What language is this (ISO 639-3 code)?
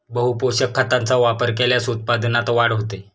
mar